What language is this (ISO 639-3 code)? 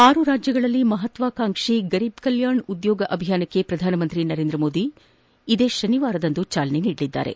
kan